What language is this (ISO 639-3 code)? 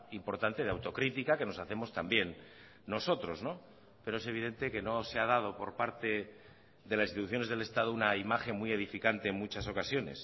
spa